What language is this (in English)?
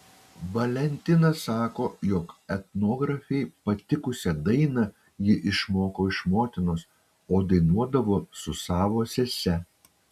Lithuanian